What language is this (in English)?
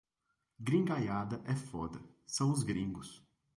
Portuguese